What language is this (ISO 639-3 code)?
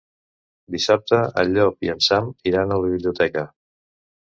cat